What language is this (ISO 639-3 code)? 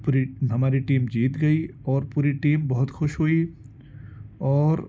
urd